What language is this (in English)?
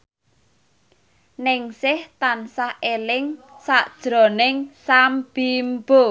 Javanese